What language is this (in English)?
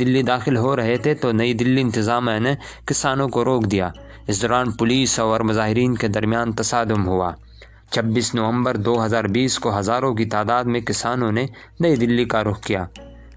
Urdu